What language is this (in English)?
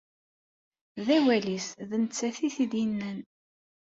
Kabyle